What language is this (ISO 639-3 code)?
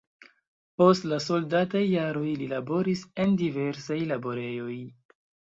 epo